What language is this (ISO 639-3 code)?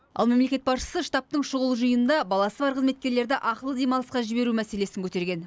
kaz